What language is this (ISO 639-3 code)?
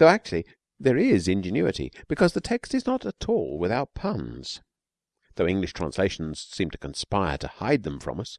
eng